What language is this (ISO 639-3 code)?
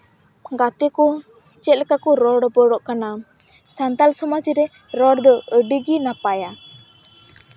sat